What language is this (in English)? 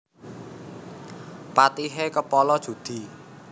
Javanese